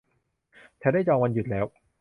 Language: Thai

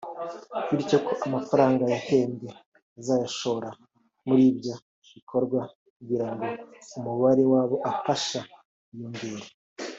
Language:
Kinyarwanda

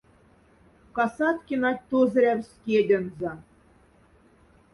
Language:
Moksha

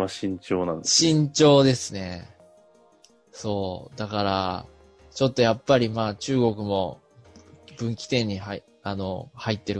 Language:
Japanese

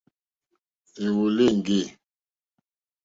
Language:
Mokpwe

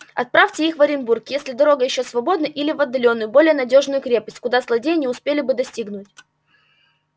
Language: Russian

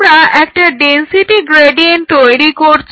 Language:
Bangla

